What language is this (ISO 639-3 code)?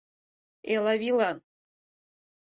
chm